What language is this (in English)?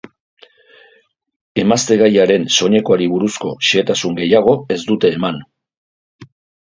Basque